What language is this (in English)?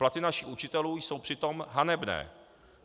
Czech